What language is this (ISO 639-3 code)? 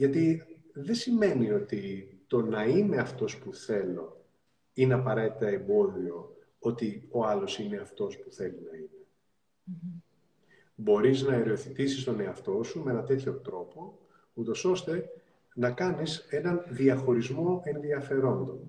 ell